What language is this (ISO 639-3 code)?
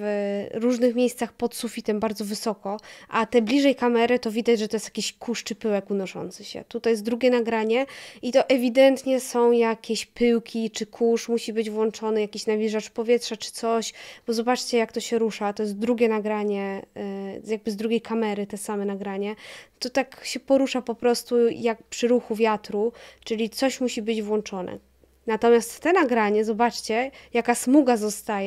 pol